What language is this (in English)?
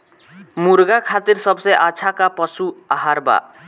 Bhojpuri